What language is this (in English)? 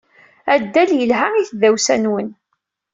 Kabyle